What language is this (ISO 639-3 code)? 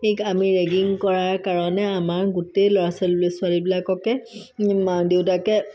asm